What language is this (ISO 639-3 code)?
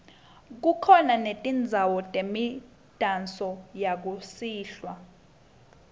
ssw